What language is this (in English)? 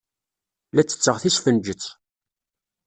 Kabyle